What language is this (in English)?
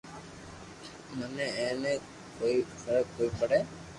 Loarki